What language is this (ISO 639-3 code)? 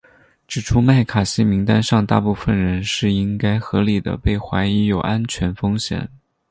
zho